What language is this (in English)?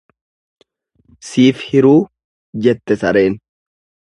Oromo